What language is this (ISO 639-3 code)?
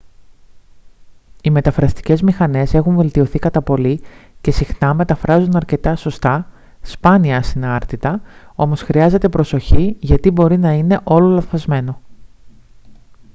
ell